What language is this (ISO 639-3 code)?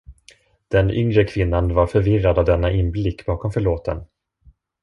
swe